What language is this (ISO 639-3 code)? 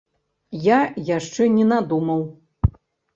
bel